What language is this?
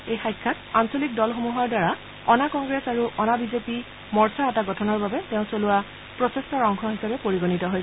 Assamese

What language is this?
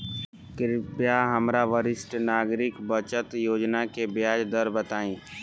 Bhojpuri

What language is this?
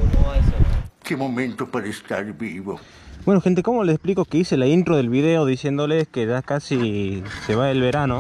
Spanish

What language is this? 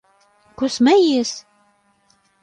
Latvian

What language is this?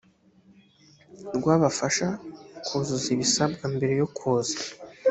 Kinyarwanda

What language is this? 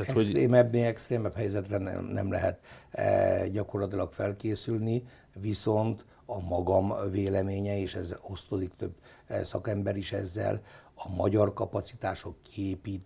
Hungarian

